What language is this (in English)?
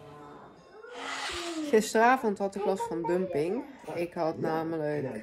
Dutch